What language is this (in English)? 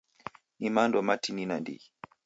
Taita